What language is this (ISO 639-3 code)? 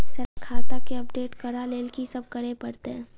mai